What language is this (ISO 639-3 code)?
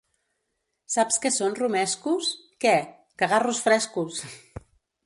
cat